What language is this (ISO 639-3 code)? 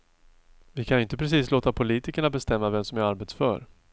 swe